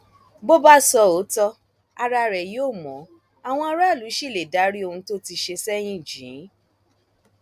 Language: Yoruba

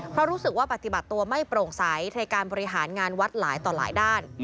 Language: Thai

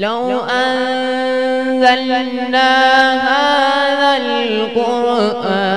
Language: Arabic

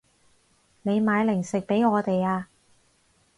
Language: Cantonese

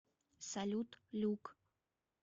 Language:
Russian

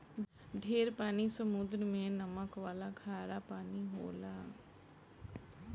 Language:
Bhojpuri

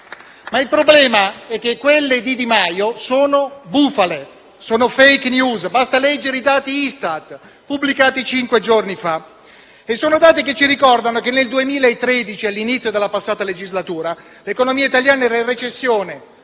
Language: Italian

